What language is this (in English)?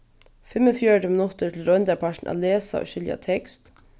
Faroese